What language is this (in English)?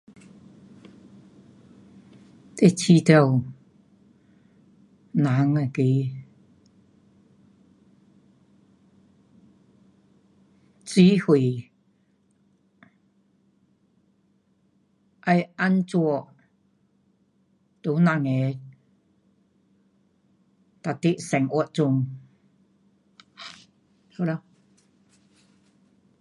Pu-Xian Chinese